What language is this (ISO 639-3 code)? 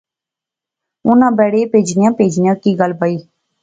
phr